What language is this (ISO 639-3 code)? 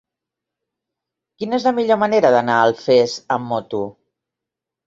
cat